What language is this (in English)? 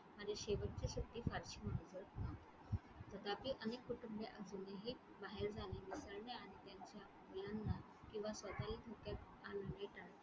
Marathi